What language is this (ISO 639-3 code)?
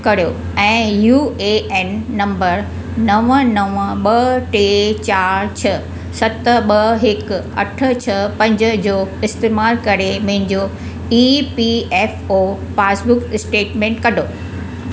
snd